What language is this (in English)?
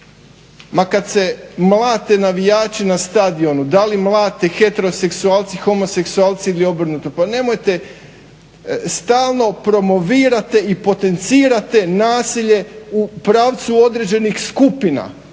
Croatian